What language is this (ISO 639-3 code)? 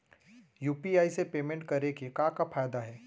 hne